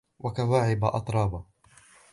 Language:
Arabic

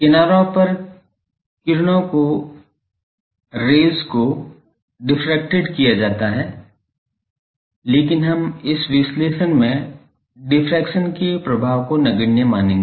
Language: Hindi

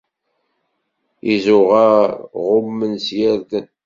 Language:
Kabyle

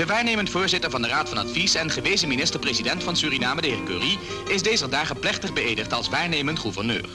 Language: Dutch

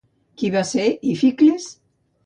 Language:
Catalan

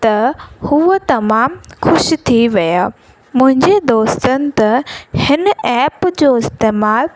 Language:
Sindhi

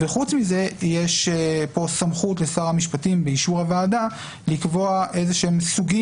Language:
Hebrew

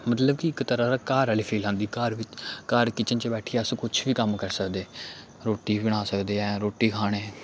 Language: Dogri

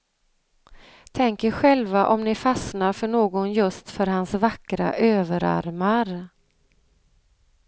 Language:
Swedish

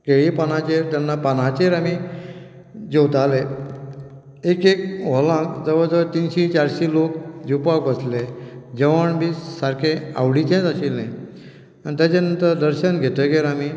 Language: Konkani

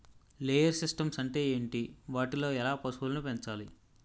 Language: Telugu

